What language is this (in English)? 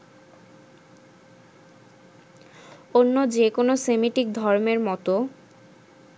Bangla